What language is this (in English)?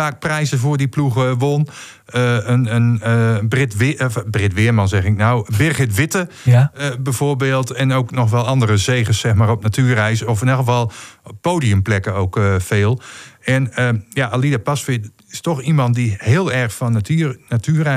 Dutch